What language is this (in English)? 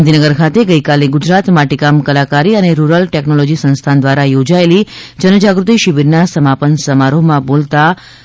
Gujarati